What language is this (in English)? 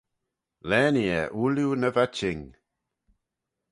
Manx